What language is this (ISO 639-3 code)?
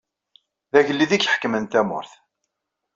kab